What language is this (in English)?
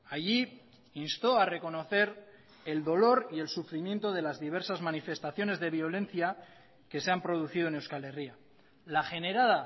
Spanish